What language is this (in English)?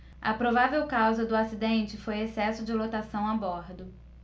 Portuguese